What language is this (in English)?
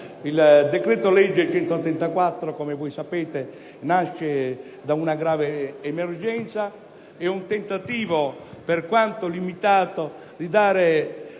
Italian